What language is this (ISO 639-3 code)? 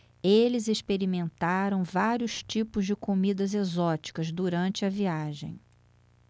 por